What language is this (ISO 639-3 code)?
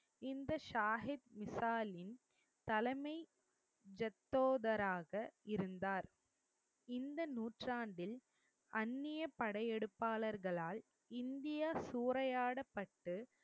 tam